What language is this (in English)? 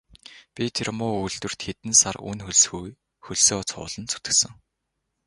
Mongolian